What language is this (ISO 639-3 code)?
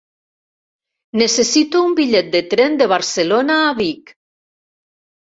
cat